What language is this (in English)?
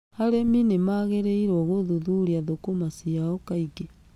Kikuyu